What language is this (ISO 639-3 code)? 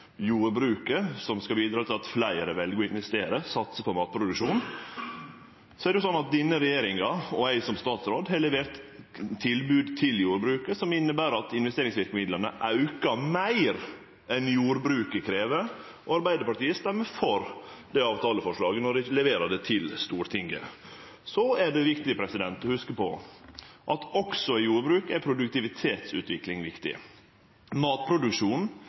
nno